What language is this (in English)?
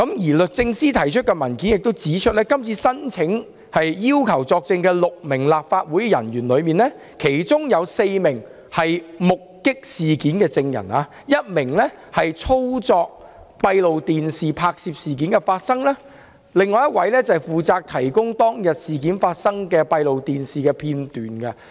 Cantonese